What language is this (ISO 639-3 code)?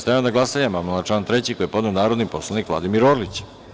srp